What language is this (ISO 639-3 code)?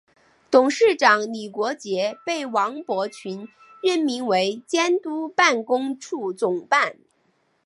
zho